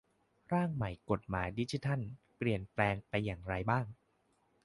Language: Thai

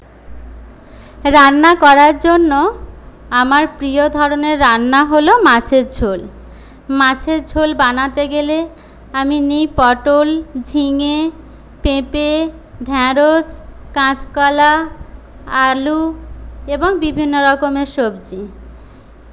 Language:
Bangla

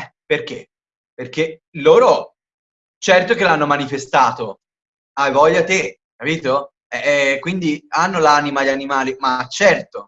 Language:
Italian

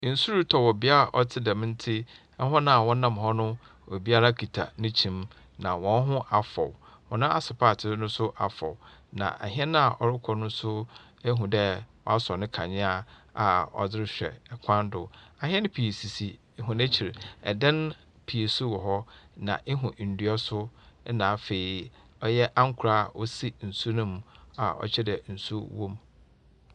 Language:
Akan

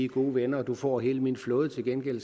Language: Danish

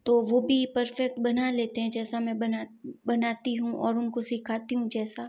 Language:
Hindi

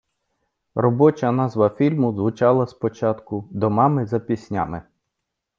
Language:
Ukrainian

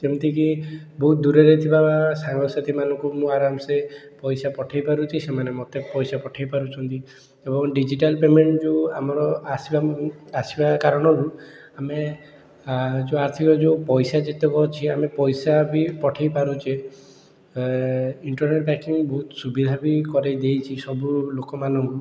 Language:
Odia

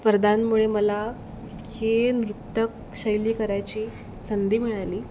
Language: Marathi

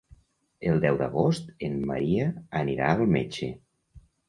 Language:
Catalan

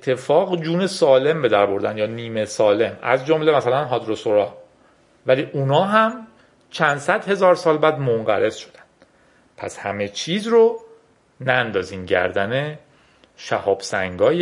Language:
Persian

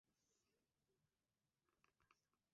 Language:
Swahili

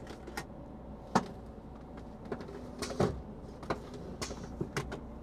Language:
Finnish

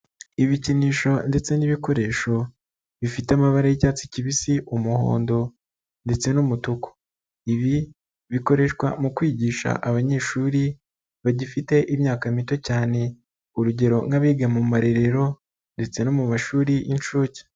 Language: Kinyarwanda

